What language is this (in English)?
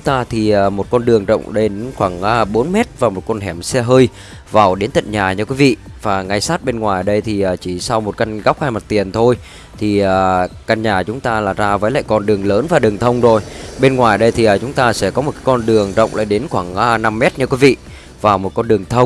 Vietnamese